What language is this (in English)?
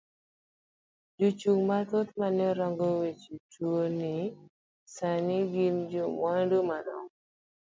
Luo (Kenya and Tanzania)